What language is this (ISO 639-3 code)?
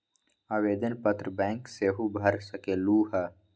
mag